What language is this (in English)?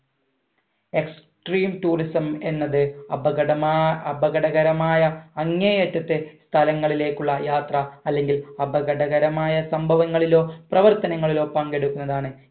Malayalam